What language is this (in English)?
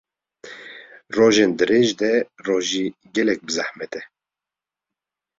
Kurdish